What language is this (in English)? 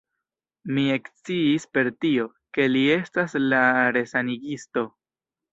Esperanto